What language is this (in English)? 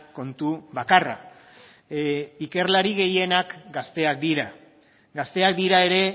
Basque